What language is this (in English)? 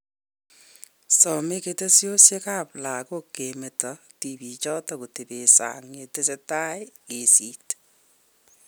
Kalenjin